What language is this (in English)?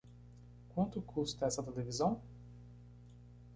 Portuguese